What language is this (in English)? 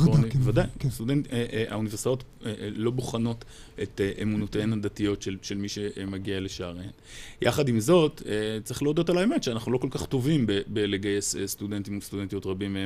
Hebrew